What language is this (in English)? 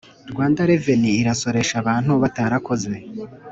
Kinyarwanda